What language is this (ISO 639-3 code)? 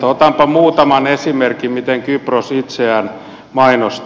fin